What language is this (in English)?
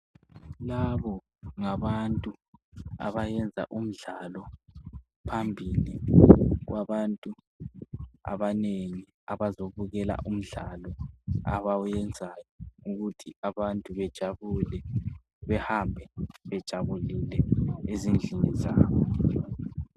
North Ndebele